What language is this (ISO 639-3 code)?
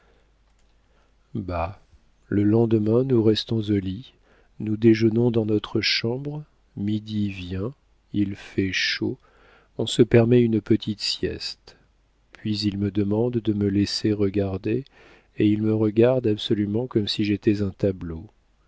fra